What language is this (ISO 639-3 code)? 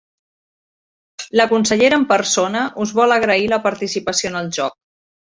cat